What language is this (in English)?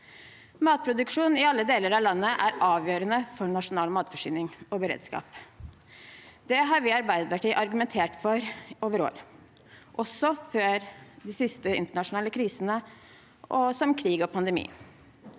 Norwegian